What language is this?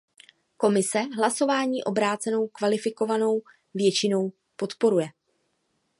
Czech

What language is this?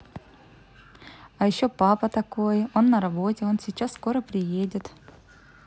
Russian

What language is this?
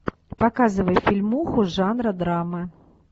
Russian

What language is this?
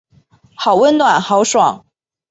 Chinese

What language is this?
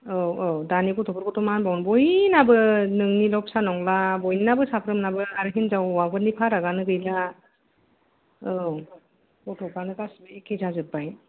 Bodo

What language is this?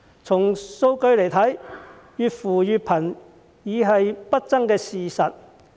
Cantonese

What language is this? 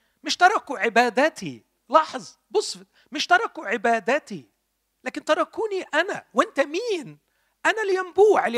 Arabic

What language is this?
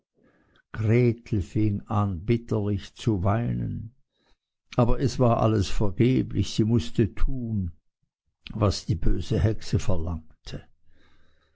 German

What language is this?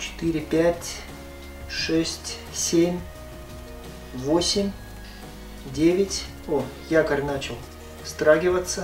Russian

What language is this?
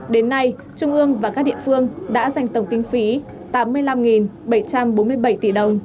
Vietnamese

